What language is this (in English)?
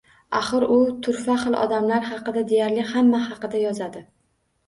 Uzbek